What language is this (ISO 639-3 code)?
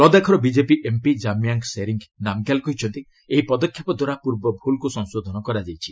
ori